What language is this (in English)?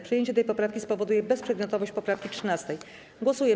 Polish